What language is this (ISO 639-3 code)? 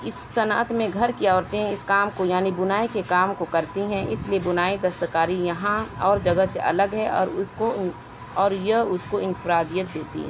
urd